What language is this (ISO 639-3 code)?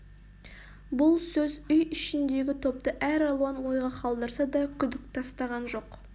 kaz